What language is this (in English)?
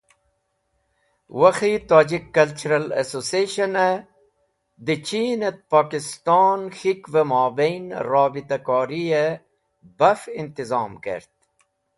Wakhi